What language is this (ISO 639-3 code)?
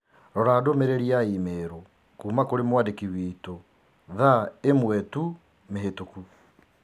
kik